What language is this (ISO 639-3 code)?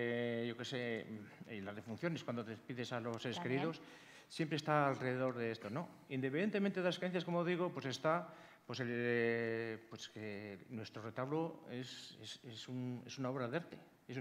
spa